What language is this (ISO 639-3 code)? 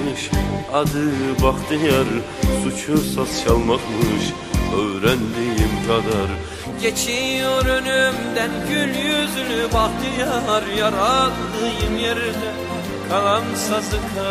tur